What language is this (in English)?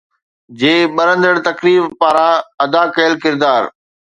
Sindhi